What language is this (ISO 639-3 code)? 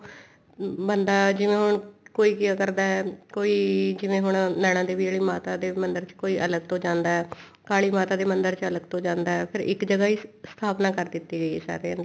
pan